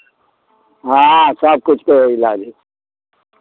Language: Maithili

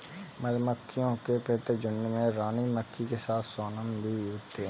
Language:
Hindi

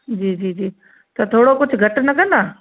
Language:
Sindhi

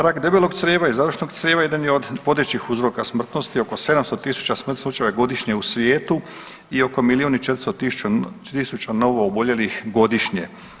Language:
Croatian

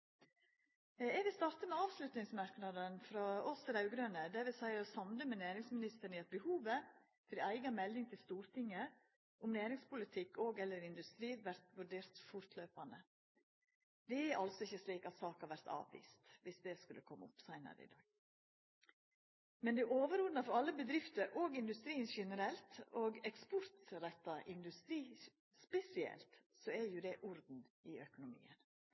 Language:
Norwegian Nynorsk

